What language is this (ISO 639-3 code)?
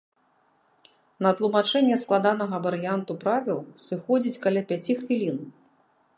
bel